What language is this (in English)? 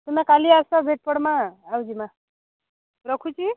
Odia